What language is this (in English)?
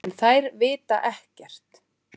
Icelandic